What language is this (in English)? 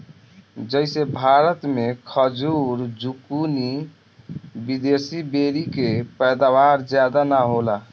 Bhojpuri